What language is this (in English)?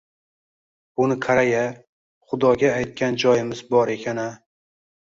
Uzbek